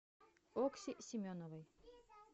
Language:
Russian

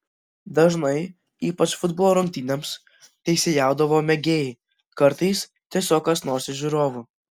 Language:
Lithuanian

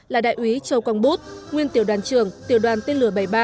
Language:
Vietnamese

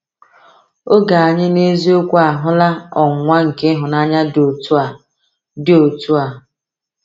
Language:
Igbo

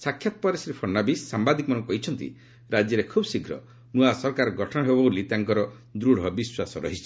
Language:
Odia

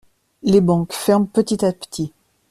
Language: French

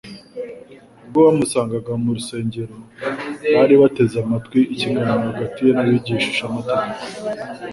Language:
Kinyarwanda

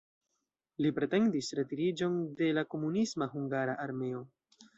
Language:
Esperanto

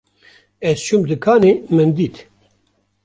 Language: Kurdish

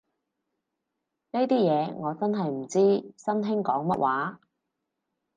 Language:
Cantonese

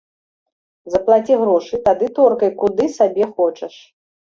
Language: Belarusian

